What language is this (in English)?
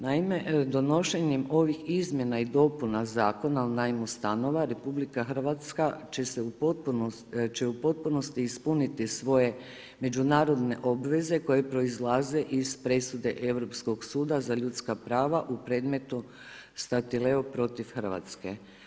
Croatian